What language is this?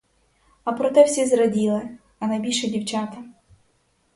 Ukrainian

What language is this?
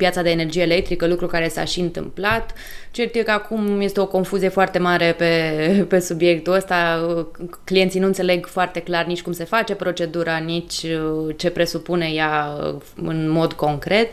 Romanian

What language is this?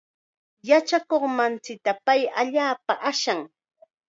Chiquián Ancash Quechua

